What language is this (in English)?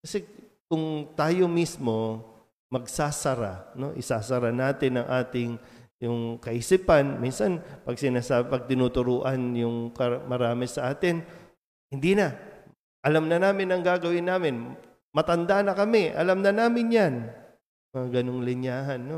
Filipino